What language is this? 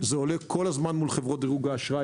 Hebrew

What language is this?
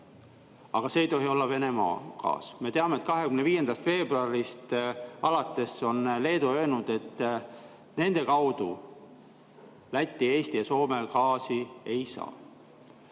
Estonian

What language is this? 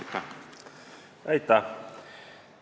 Estonian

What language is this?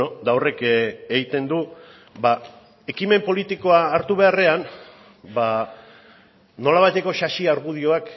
Basque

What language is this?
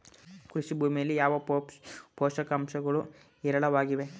Kannada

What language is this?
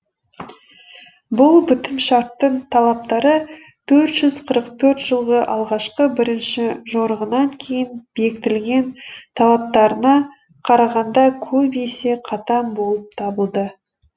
Kazakh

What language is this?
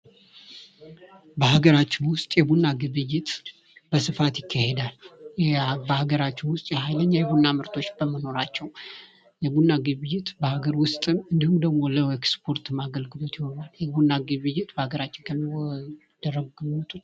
Amharic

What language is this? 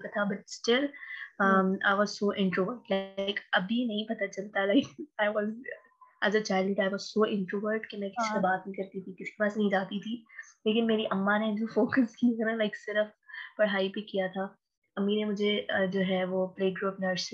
Urdu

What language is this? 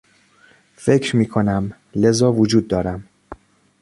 Persian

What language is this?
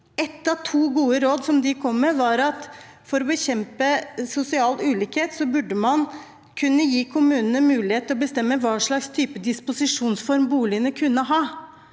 Norwegian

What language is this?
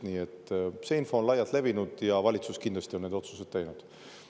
Estonian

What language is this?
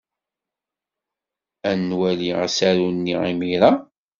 Kabyle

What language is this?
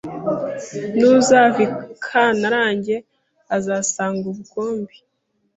Kinyarwanda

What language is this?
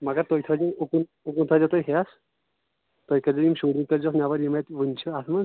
Kashmiri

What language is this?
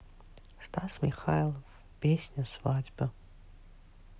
Russian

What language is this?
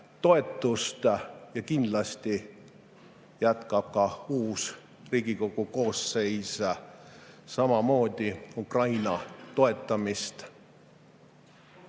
Estonian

